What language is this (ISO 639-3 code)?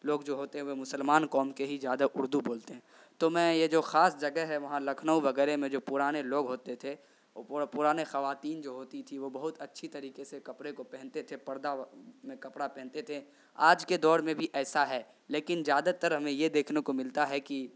urd